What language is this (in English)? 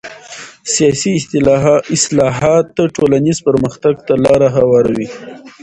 Pashto